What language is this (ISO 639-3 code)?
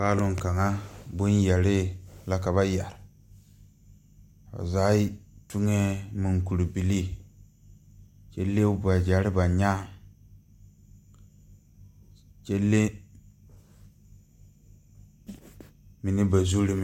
dga